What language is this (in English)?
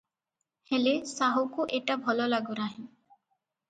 Odia